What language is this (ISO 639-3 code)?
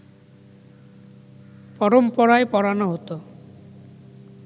ben